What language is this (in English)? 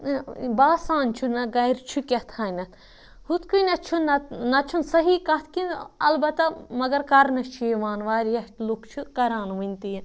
Kashmiri